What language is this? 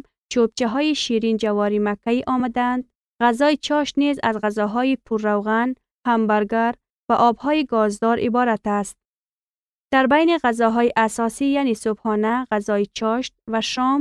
Persian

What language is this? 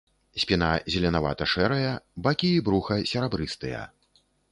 Belarusian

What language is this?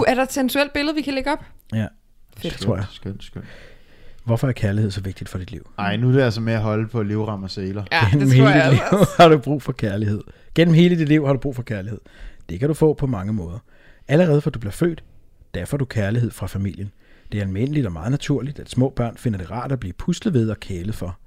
Danish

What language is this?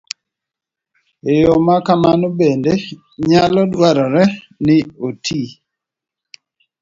Luo (Kenya and Tanzania)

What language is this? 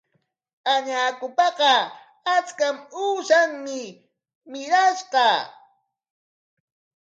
Corongo Ancash Quechua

